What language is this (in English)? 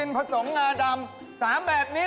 Thai